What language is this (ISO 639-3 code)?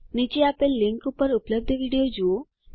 guj